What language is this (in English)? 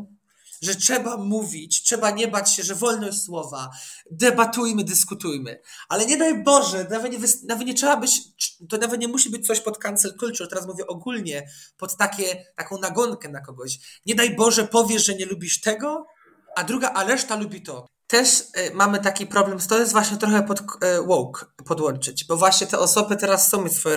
Polish